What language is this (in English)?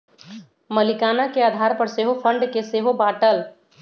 Magahi